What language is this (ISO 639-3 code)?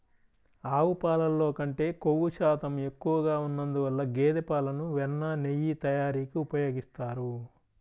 tel